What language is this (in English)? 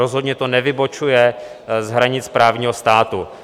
Czech